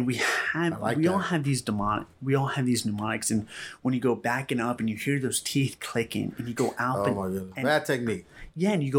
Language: English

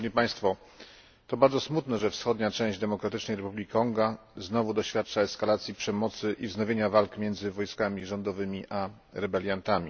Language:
Polish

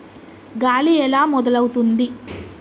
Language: Telugu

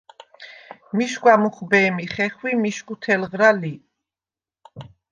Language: Svan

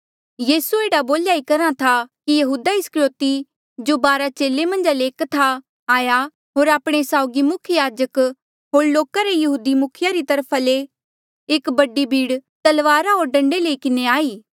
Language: Mandeali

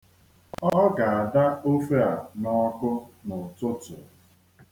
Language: Igbo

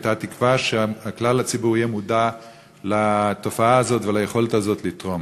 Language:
Hebrew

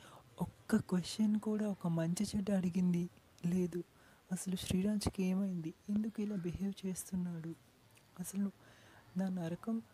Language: Telugu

